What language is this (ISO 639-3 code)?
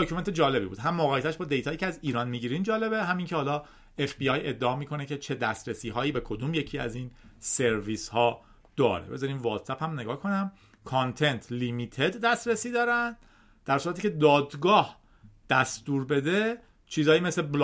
fas